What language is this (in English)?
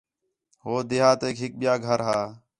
Khetrani